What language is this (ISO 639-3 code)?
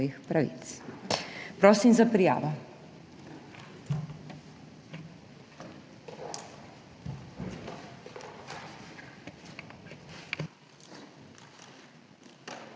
slv